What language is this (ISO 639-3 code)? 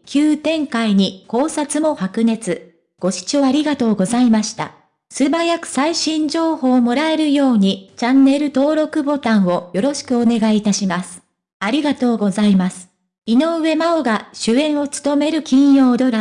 jpn